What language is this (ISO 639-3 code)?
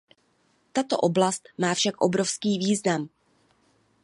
ces